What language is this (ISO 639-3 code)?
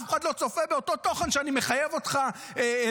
heb